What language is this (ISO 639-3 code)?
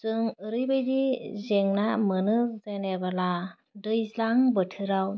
brx